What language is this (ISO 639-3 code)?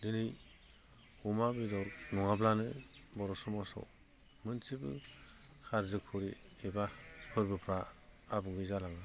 brx